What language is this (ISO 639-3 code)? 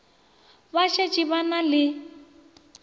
nso